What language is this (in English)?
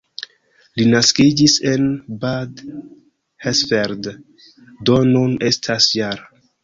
Esperanto